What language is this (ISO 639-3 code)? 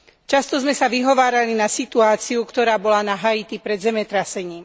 slk